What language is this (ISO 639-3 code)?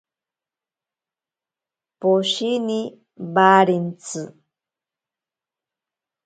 prq